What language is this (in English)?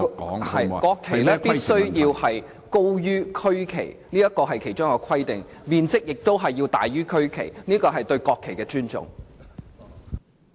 Cantonese